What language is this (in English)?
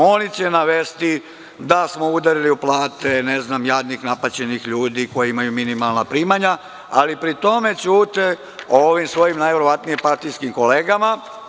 Serbian